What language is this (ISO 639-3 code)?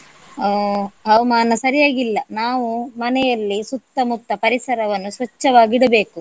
kan